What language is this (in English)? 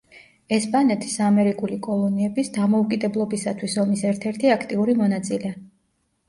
Georgian